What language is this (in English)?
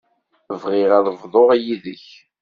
Kabyle